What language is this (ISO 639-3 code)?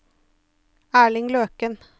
nor